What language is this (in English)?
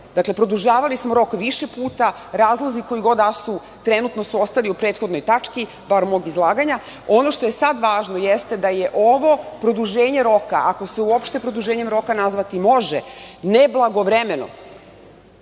Serbian